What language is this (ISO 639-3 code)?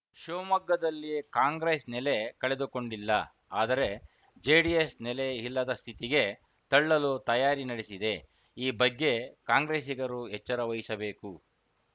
kan